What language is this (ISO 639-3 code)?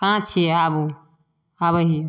mai